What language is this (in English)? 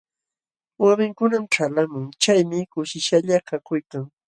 Jauja Wanca Quechua